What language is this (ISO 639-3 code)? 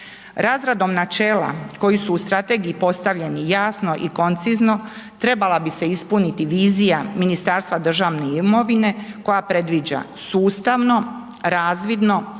hrv